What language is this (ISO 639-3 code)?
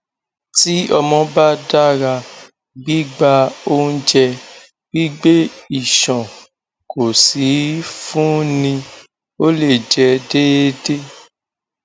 yor